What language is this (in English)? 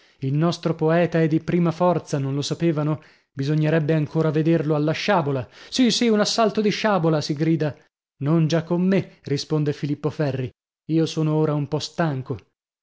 Italian